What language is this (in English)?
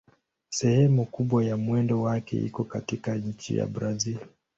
Swahili